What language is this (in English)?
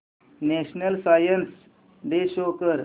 Marathi